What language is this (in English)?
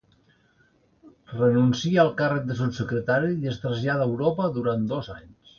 Catalan